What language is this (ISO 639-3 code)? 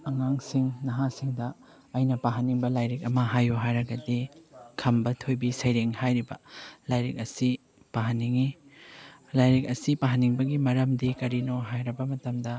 mni